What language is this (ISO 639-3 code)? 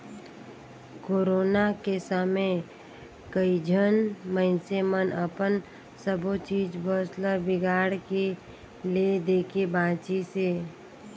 hne